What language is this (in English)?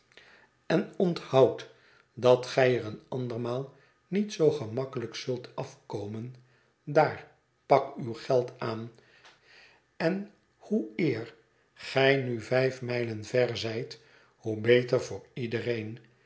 Dutch